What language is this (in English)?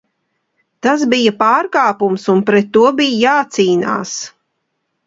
Latvian